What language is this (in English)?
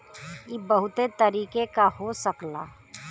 Bhojpuri